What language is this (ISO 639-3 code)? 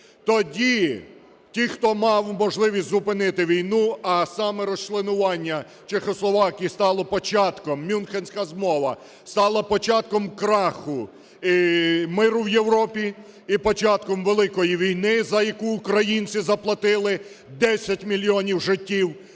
ukr